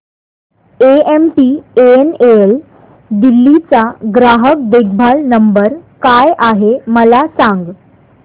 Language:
Marathi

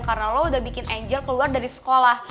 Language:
Indonesian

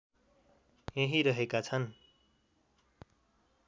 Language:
Nepali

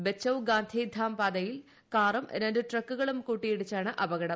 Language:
Malayalam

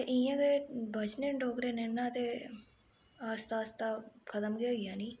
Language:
Dogri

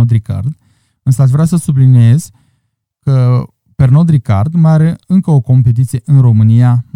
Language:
Romanian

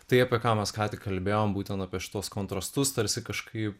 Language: Lithuanian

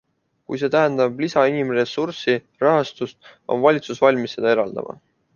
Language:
Estonian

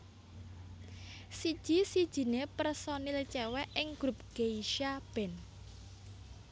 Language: Javanese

